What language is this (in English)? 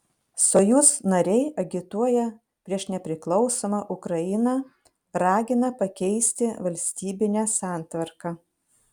Lithuanian